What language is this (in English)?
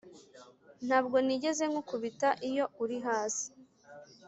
Kinyarwanda